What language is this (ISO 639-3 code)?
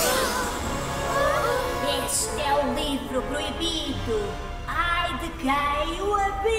por